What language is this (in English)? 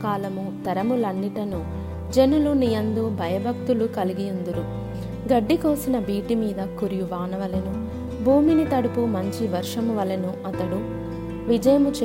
Telugu